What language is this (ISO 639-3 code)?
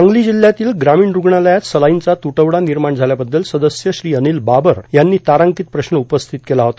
mar